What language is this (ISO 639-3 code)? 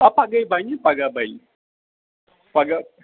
kas